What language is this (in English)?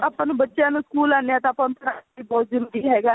Punjabi